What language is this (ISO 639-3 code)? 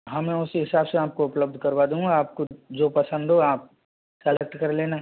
hin